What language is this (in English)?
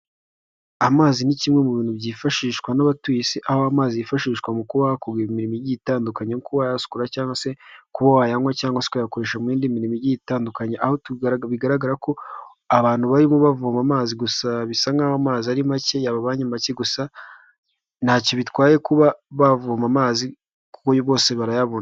Kinyarwanda